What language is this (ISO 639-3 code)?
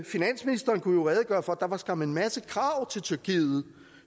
dan